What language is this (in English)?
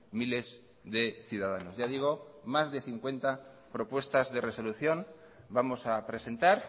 Spanish